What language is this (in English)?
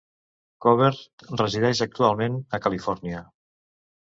Catalan